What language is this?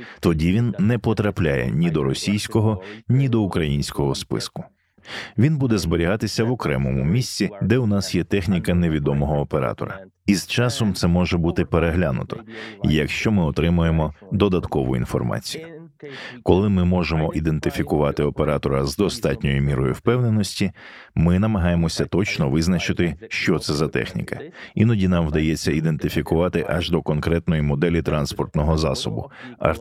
Ukrainian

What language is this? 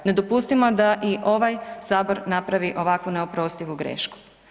Croatian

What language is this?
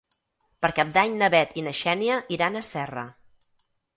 Catalan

